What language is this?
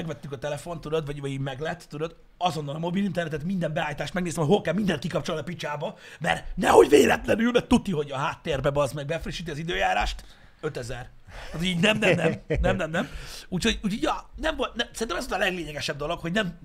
Hungarian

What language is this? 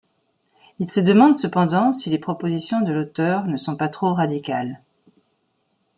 French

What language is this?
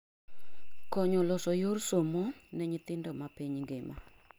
Luo (Kenya and Tanzania)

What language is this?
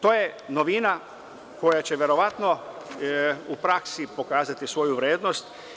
Serbian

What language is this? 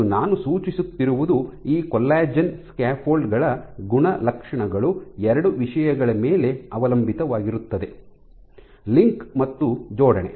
Kannada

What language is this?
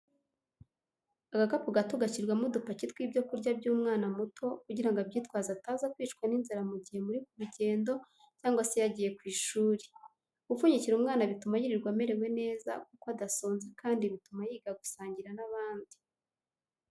Kinyarwanda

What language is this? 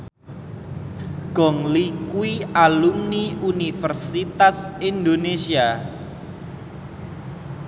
Javanese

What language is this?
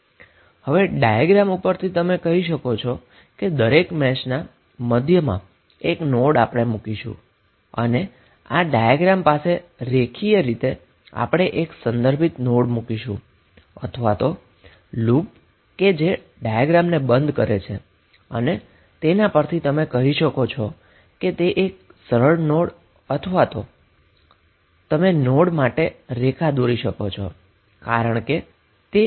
Gujarati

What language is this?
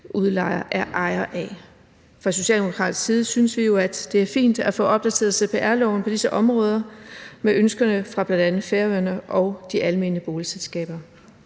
Danish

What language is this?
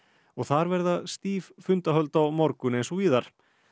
Icelandic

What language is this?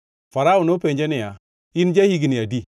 Luo (Kenya and Tanzania)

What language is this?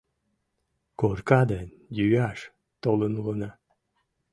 Mari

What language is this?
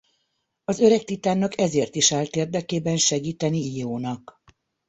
Hungarian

